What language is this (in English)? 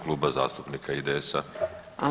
Croatian